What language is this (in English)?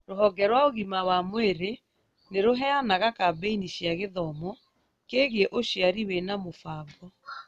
Kikuyu